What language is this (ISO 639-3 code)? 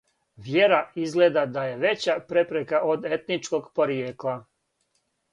srp